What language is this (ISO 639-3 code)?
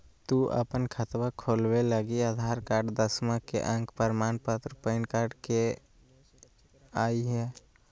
mag